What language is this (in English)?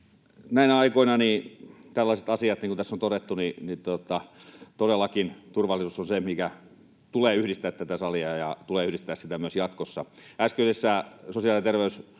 Finnish